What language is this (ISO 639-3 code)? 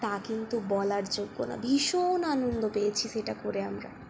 ben